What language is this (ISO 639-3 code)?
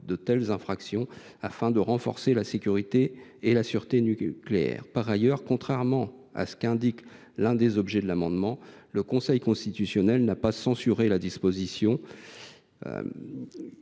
fra